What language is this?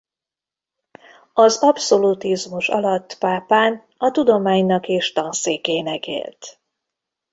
Hungarian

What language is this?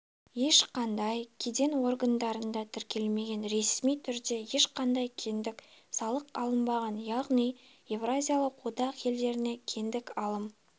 Kazakh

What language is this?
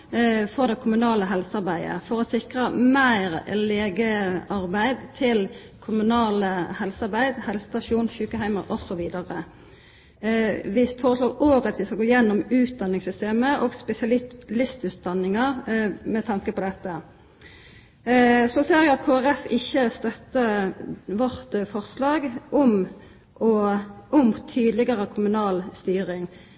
Norwegian Nynorsk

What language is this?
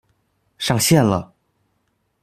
Chinese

